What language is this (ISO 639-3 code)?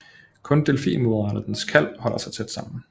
dan